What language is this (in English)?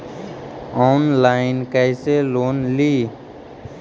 Magahi